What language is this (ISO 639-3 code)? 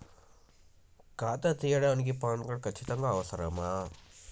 tel